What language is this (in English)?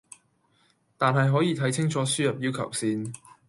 Cantonese